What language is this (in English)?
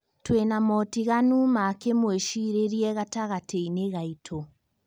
Kikuyu